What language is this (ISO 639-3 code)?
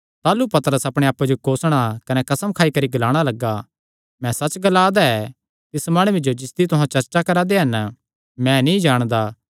xnr